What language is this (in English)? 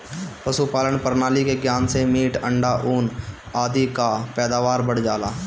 Bhojpuri